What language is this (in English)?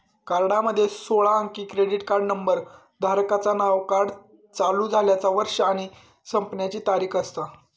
Marathi